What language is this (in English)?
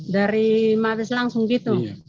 Indonesian